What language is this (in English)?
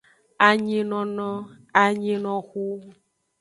Aja (Benin)